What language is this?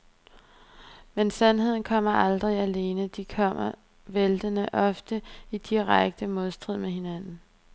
Danish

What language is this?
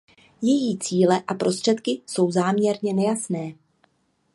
Czech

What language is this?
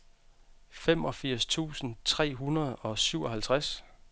Danish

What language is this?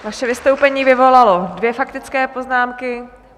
Czech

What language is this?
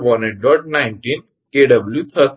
Gujarati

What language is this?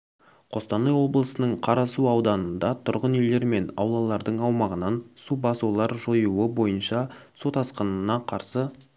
Kazakh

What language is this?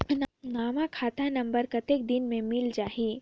Chhattisgarhi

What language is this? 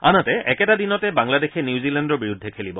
Assamese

